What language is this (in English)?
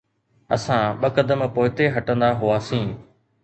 Sindhi